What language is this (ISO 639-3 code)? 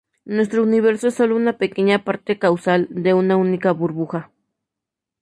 spa